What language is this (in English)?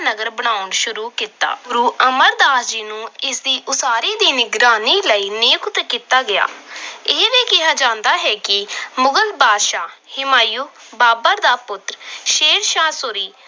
Punjabi